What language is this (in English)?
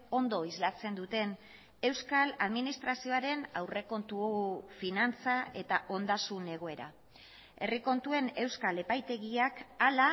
Basque